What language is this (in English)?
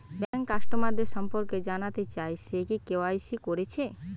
Bangla